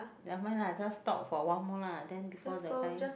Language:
English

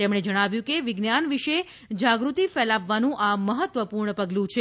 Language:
Gujarati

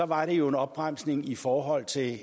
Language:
Danish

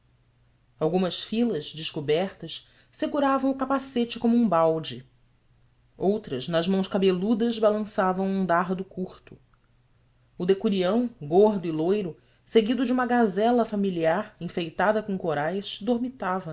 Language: Portuguese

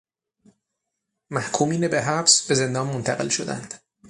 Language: Persian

